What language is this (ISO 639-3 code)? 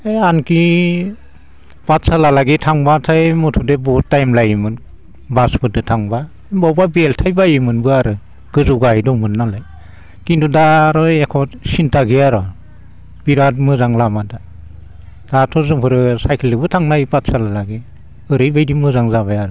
brx